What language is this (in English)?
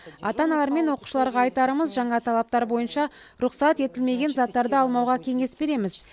Kazakh